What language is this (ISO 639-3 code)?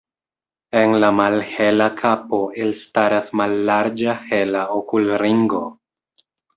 epo